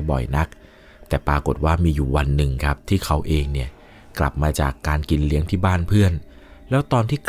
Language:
Thai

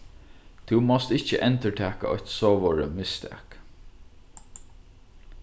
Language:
Faroese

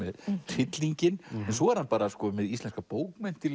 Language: Icelandic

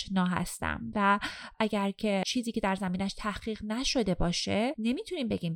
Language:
Persian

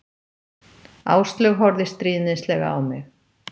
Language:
Icelandic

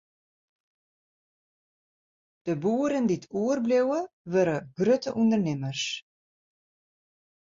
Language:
Western Frisian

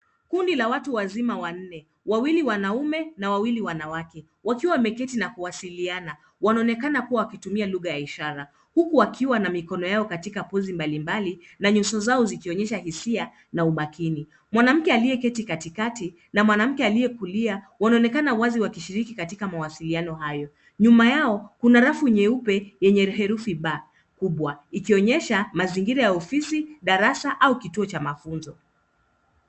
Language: Swahili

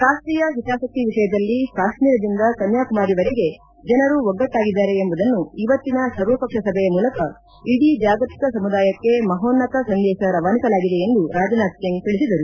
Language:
Kannada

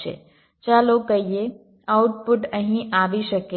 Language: Gujarati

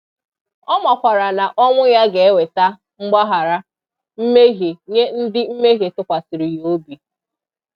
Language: Igbo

